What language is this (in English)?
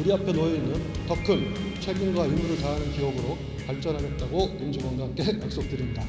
Korean